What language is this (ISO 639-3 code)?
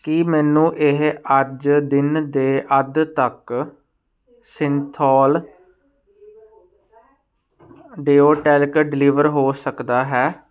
pan